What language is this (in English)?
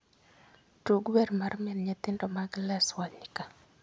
Luo (Kenya and Tanzania)